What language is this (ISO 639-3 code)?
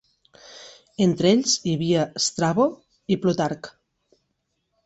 cat